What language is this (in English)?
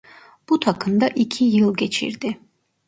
Turkish